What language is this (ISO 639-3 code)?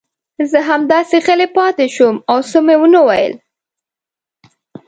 pus